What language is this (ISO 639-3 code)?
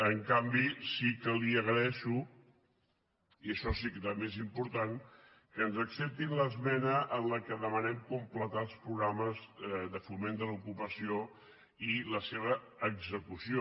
cat